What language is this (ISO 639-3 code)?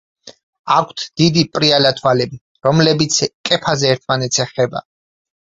kat